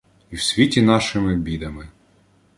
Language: Ukrainian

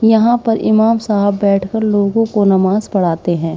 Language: Hindi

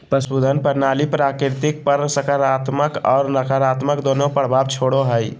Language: Magahi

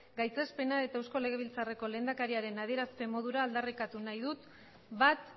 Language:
Basque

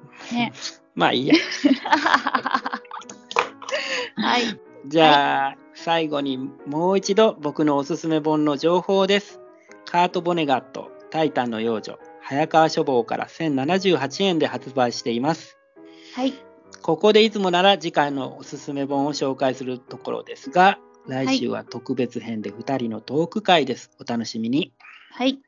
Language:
Japanese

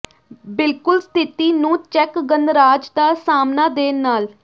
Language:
Punjabi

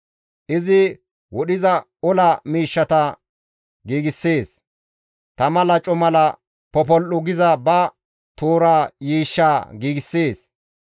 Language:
Gamo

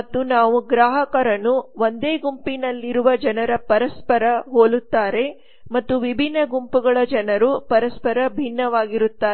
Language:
Kannada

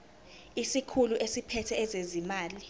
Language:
Zulu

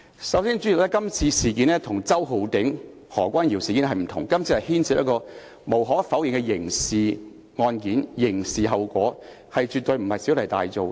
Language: Cantonese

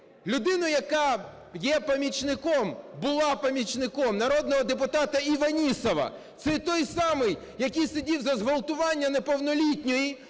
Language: Ukrainian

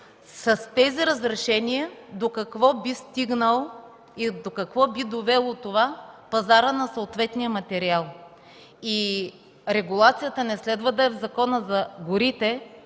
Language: Bulgarian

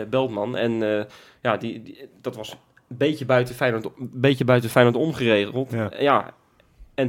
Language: Dutch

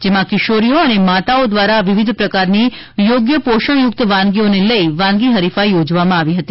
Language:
Gujarati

